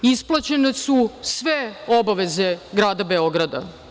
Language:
Serbian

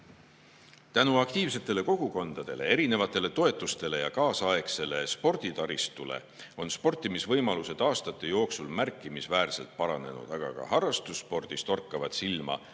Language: Estonian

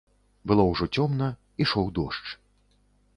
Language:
Belarusian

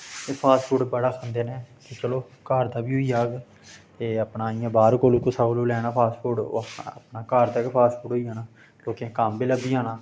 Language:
Dogri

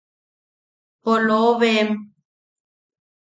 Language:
Yaqui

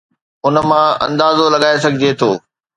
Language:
Sindhi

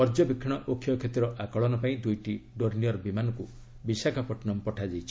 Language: Odia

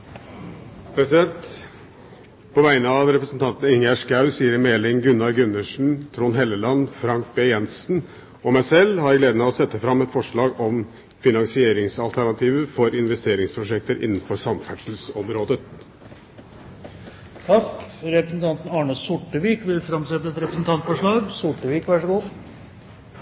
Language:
Norwegian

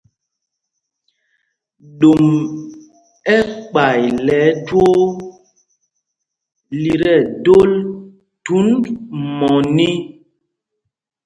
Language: Mpumpong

